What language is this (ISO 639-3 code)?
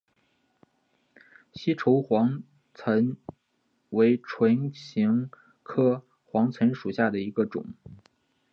zho